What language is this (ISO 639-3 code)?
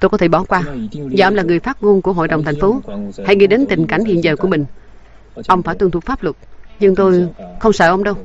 vie